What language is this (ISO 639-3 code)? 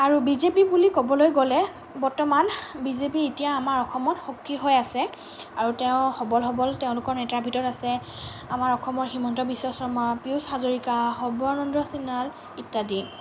asm